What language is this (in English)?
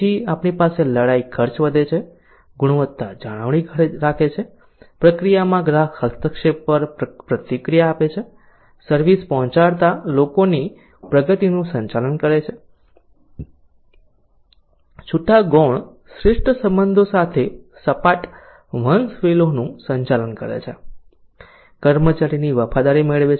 Gujarati